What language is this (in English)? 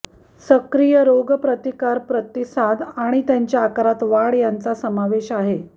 Marathi